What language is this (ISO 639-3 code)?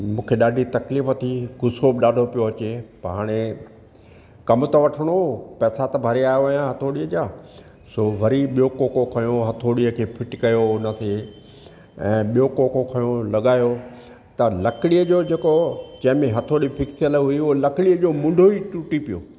snd